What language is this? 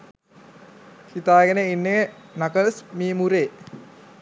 Sinhala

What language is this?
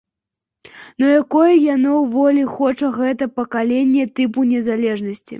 Belarusian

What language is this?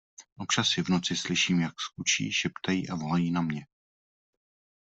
Czech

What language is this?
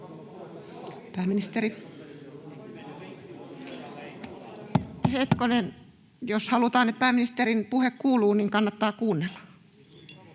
Finnish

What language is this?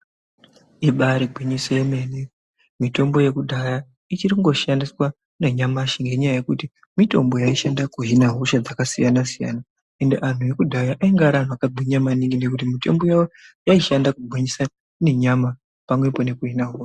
Ndau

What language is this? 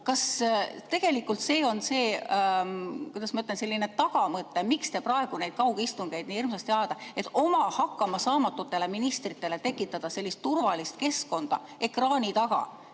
Estonian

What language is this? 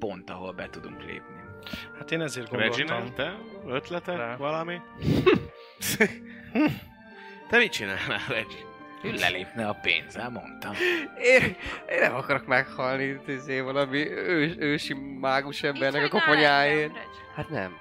Hungarian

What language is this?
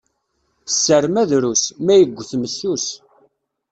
Kabyle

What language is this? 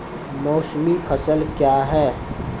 Maithili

